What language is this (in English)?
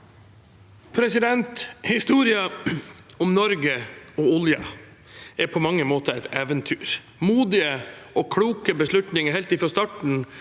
Norwegian